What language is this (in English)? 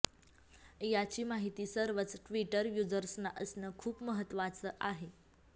Marathi